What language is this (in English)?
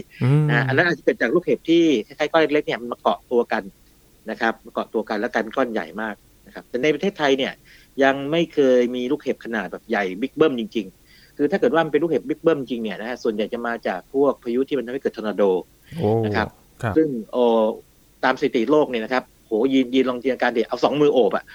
Thai